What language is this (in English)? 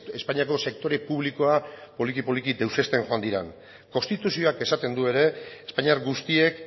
Basque